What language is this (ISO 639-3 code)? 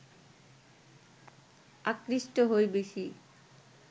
ben